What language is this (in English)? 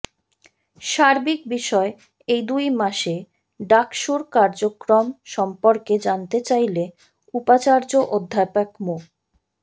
Bangla